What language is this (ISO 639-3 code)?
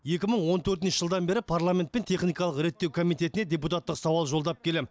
kaz